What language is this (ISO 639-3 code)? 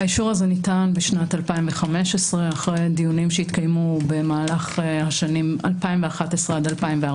heb